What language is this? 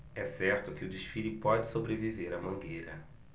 Portuguese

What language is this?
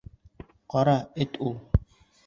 Bashkir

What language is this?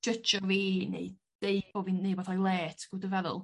Welsh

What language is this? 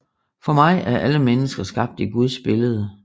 Danish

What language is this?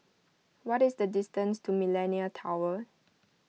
English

